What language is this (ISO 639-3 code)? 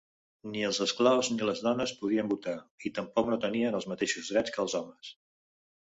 cat